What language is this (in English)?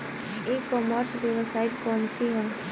Bhojpuri